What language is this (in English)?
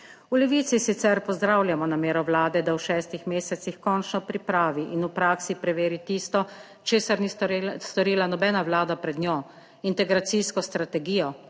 Slovenian